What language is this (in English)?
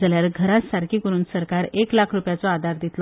Konkani